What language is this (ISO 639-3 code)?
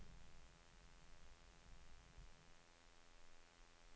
nor